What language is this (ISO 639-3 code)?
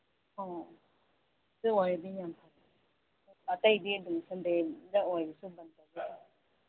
mni